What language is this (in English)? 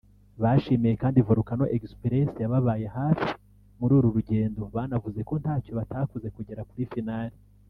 Kinyarwanda